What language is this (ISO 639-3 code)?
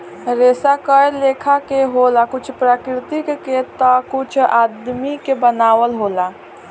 bho